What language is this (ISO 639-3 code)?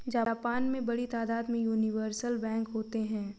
hin